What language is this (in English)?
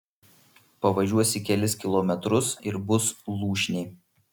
Lithuanian